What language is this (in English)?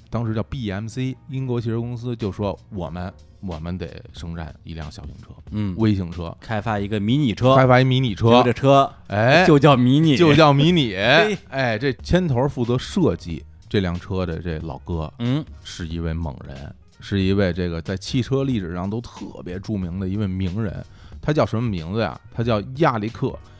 Chinese